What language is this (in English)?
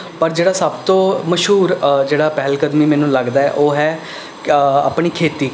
Punjabi